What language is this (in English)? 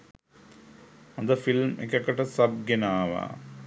Sinhala